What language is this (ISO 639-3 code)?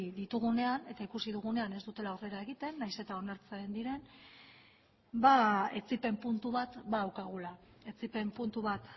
eus